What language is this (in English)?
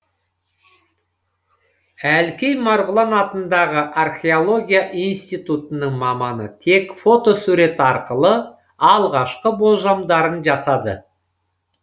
Kazakh